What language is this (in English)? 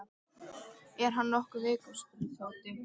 Icelandic